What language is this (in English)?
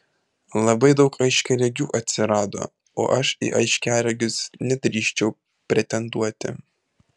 Lithuanian